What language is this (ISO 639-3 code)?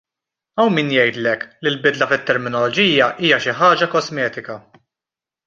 mlt